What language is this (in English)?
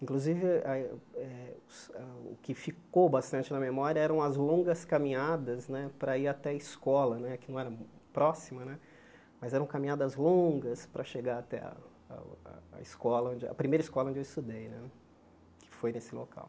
Portuguese